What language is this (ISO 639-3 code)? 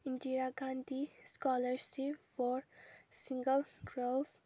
mni